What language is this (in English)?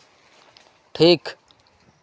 Santali